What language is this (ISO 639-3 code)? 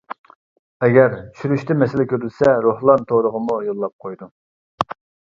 uig